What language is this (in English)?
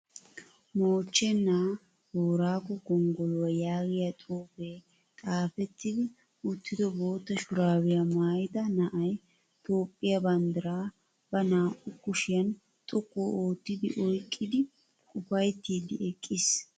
Wolaytta